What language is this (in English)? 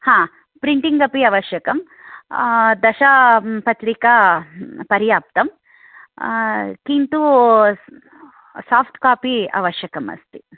Sanskrit